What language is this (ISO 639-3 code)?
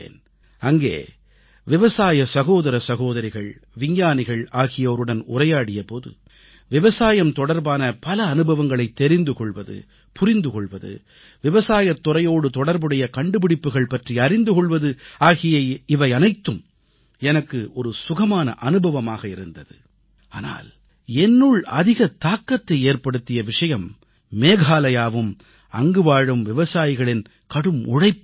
tam